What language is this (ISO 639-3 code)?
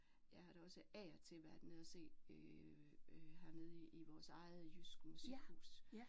dan